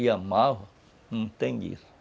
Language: Portuguese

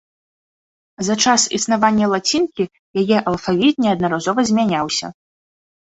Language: Belarusian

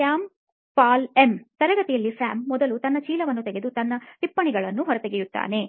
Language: Kannada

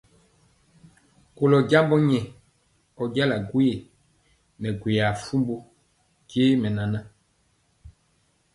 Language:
Mpiemo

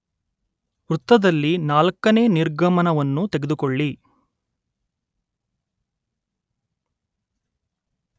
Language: Kannada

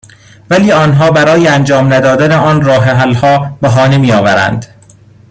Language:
Persian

